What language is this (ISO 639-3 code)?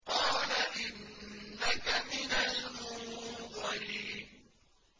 ara